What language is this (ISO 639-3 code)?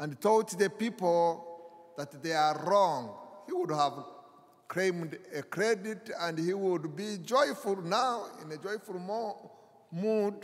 eng